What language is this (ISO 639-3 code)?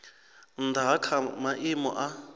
ven